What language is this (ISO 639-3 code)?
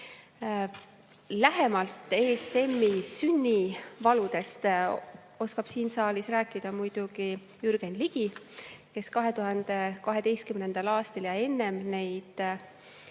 est